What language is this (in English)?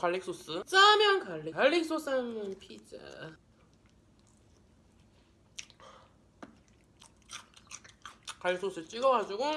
Korean